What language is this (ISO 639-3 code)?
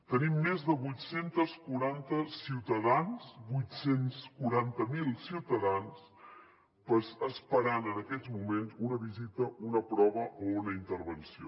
cat